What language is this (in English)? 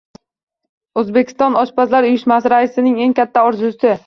Uzbek